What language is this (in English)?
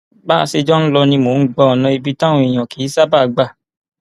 Yoruba